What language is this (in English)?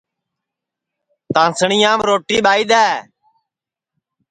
Sansi